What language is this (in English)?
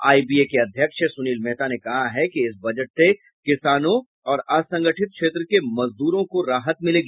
Hindi